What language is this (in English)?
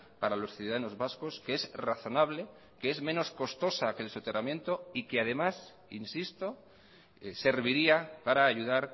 Spanish